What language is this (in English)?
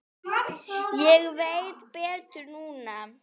Icelandic